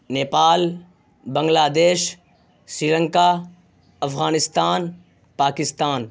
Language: Urdu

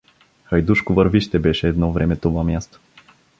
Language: Bulgarian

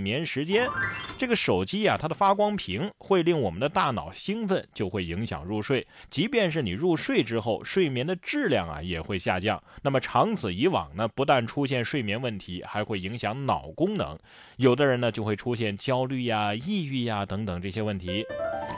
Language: Chinese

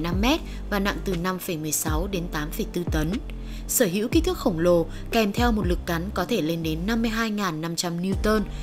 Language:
Vietnamese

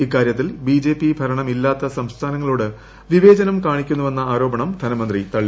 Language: Malayalam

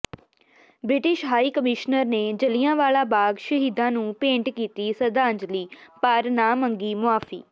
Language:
Punjabi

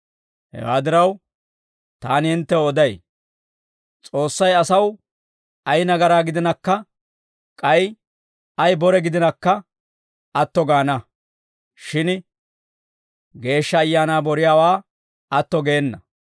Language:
Dawro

